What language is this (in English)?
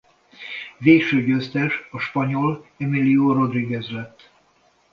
Hungarian